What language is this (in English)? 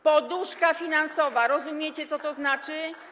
Polish